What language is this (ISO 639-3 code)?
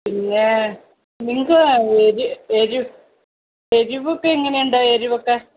mal